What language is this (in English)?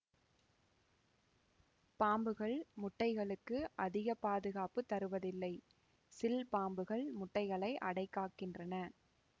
Tamil